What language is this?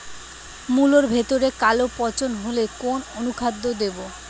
Bangla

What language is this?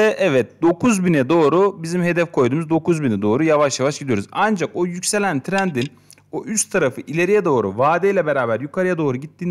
Turkish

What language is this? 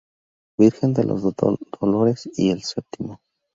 Spanish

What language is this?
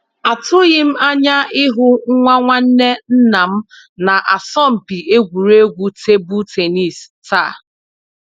Igbo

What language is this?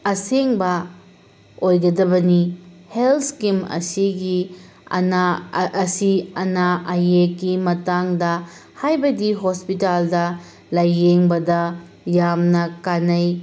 Manipuri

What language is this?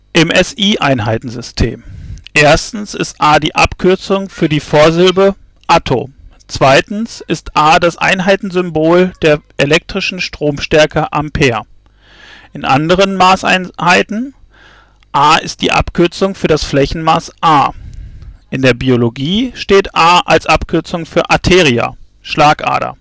German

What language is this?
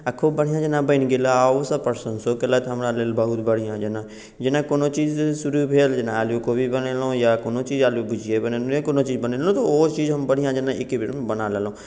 Maithili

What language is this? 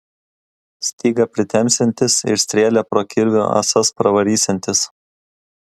Lithuanian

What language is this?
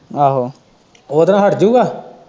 Punjabi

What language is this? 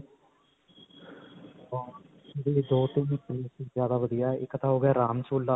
Punjabi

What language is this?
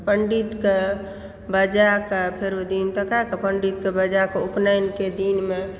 Maithili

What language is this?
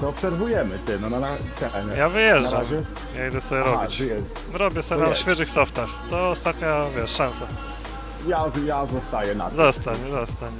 Polish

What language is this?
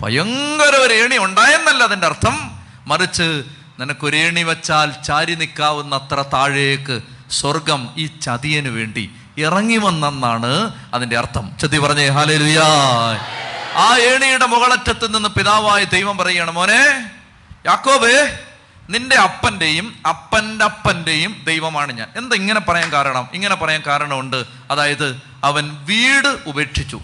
Malayalam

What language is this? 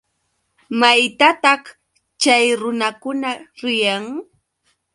Yauyos Quechua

